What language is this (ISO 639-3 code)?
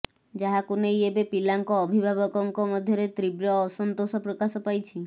ori